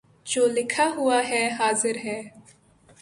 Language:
Urdu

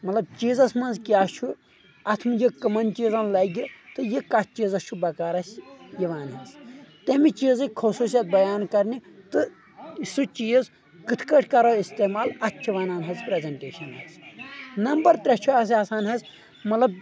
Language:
Kashmiri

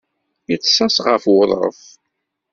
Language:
Kabyle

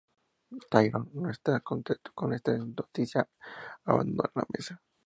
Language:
Spanish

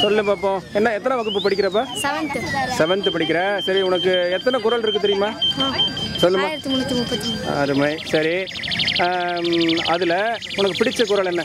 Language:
Arabic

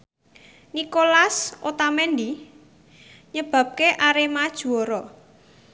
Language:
Javanese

